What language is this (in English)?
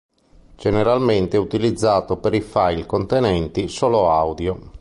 Italian